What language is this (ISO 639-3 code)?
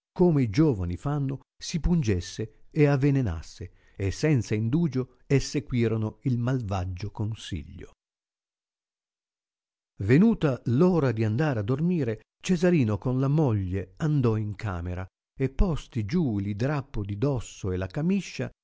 ita